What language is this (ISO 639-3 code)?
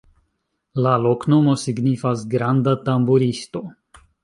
epo